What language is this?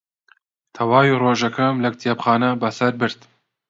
Central Kurdish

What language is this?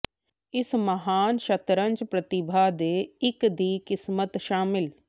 Punjabi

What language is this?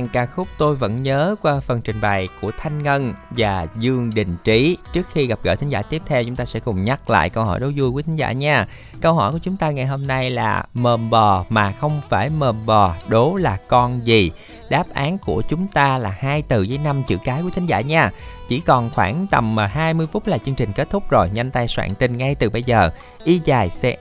Vietnamese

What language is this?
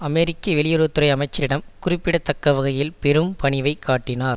Tamil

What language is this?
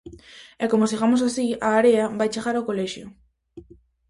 Galician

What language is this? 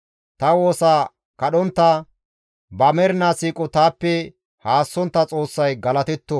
Gamo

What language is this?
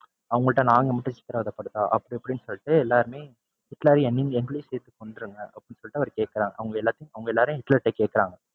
Tamil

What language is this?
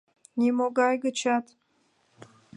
Mari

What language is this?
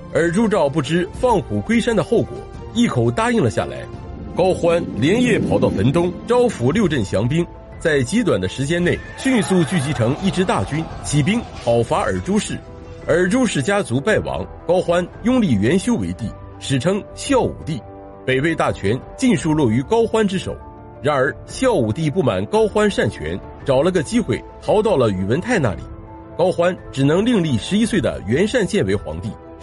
Chinese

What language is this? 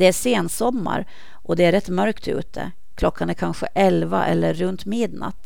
Swedish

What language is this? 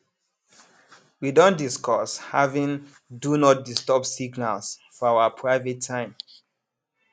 Nigerian Pidgin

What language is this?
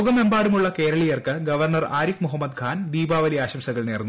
Malayalam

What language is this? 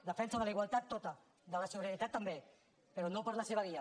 Catalan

